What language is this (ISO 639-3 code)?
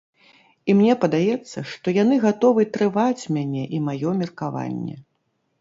bel